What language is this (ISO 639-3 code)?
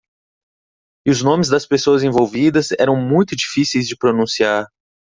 por